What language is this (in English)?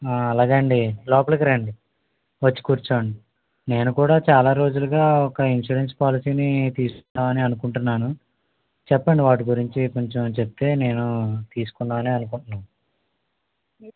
Telugu